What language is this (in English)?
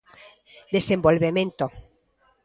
Galician